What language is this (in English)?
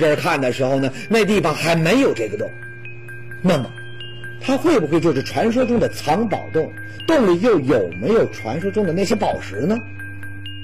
Chinese